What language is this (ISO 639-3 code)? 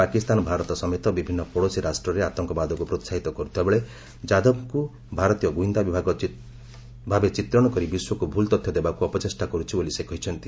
ori